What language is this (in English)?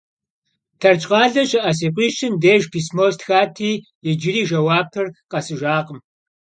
Kabardian